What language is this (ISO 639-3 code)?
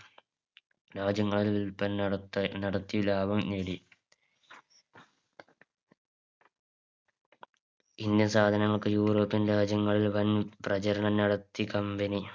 mal